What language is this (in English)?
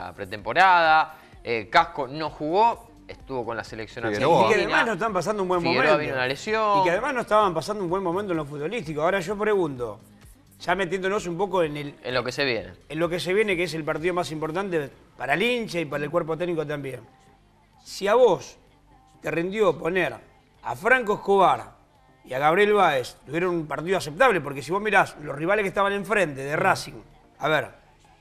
Spanish